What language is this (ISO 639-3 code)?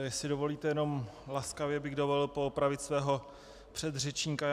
ces